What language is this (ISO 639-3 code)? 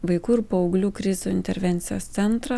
lit